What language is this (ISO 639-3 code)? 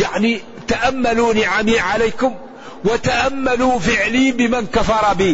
ara